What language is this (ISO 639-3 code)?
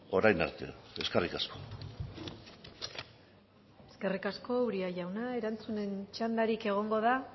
eus